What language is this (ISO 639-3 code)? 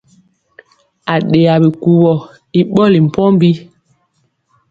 mcx